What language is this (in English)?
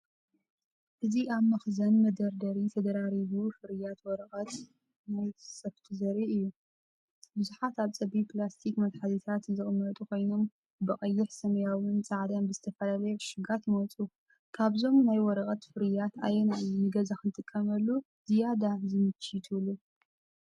Tigrinya